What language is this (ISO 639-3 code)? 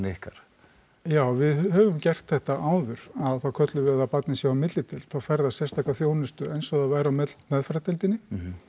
isl